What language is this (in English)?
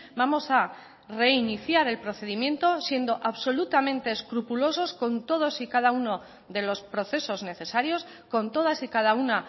Spanish